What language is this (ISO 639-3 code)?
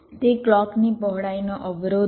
guj